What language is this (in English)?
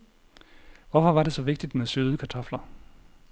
Danish